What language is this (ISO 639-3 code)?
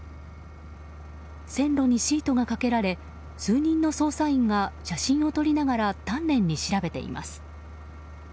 jpn